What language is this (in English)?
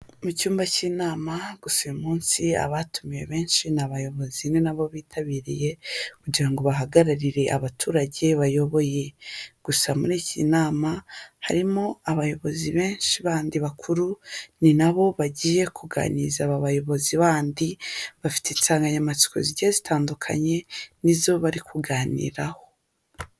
Kinyarwanda